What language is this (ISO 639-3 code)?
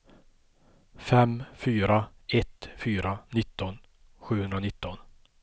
swe